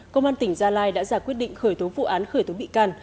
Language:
Vietnamese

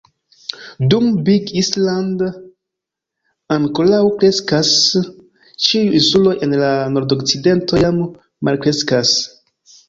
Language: Esperanto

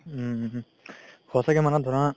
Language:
Assamese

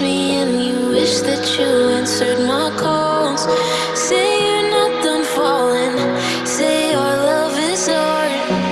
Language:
English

